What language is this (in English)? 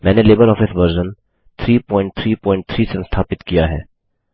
Hindi